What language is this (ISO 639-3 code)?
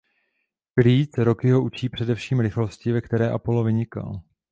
ces